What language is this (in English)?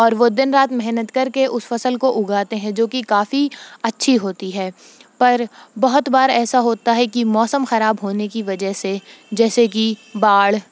Urdu